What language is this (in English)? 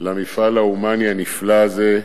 Hebrew